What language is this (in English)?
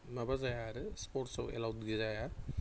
Bodo